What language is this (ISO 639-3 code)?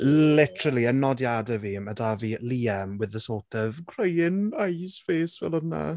cym